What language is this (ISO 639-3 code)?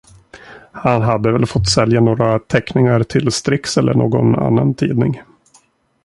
swe